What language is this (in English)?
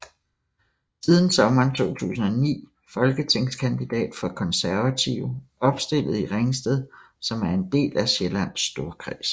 Danish